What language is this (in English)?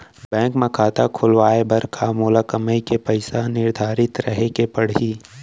Chhattisgarhi